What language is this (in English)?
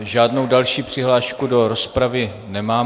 Czech